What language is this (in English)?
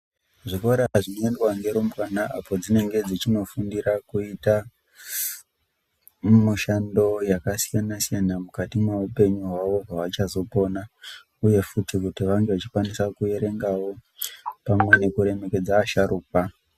Ndau